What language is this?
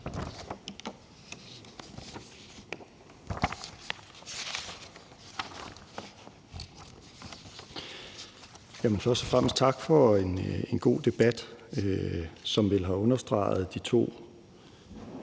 Danish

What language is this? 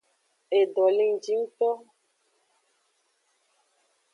Aja (Benin)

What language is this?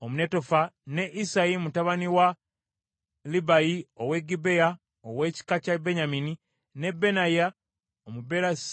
Ganda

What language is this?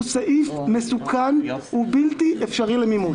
Hebrew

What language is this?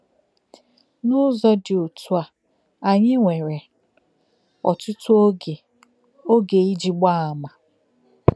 Igbo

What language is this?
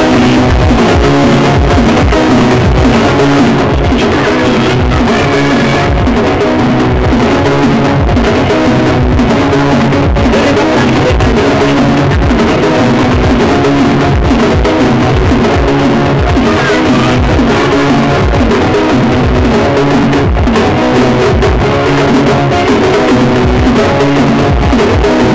Serer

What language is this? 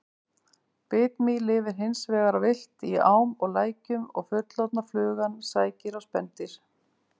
Icelandic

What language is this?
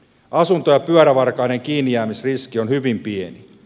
Finnish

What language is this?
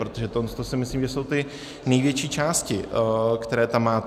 Czech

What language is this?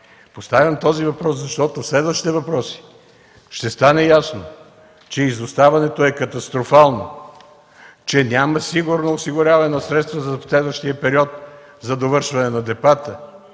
Bulgarian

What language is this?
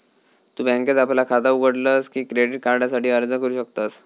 Marathi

